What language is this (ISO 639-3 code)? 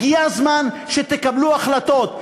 heb